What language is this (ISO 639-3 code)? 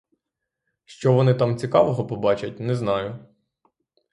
ukr